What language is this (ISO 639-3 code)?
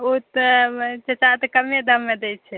mai